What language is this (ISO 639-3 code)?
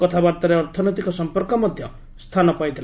ori